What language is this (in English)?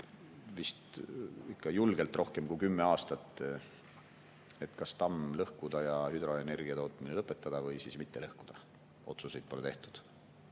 Estonian